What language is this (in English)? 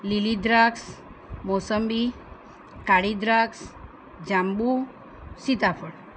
Gujarati